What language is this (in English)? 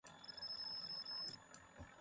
Kohistani Shina